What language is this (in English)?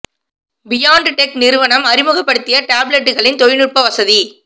Tamil